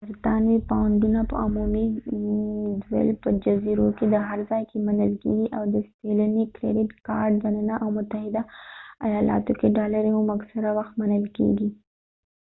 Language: Pashto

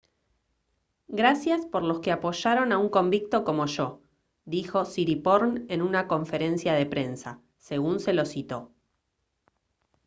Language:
Spanish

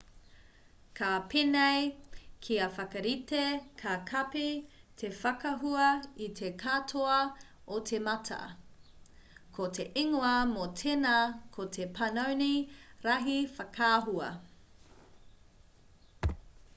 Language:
Māori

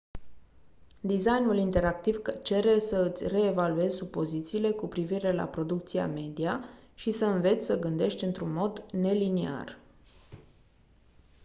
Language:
Romanian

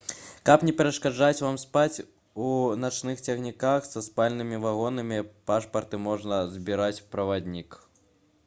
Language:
Belarusian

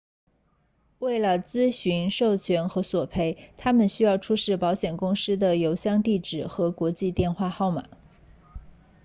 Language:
Chinese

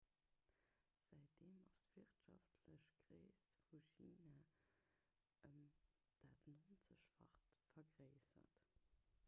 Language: Luxembourgish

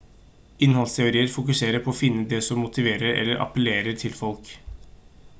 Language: Norwegian Bokmål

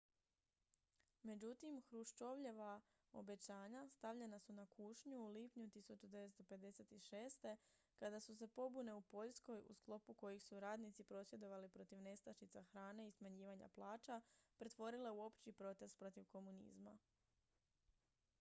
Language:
Croatian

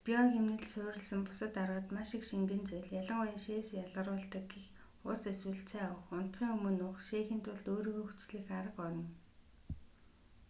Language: Mongolian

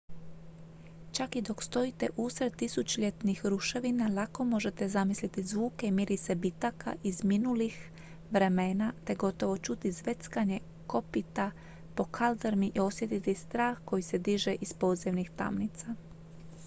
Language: Croatian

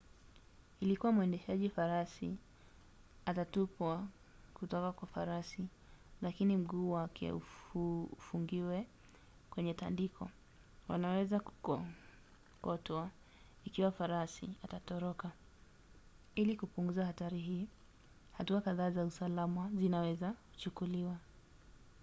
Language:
Swahili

